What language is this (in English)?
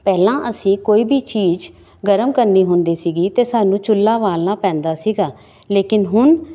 Punjabi